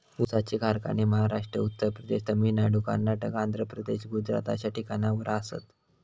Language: Marathi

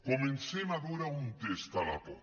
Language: Catalan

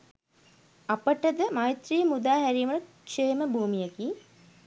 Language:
Sinhala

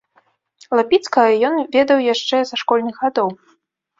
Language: Belarusian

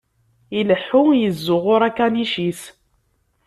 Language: Kabyle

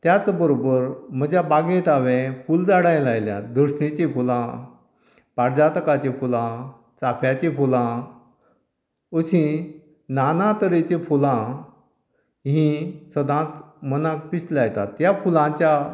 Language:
Konkani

